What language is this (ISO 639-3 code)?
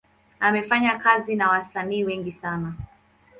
swa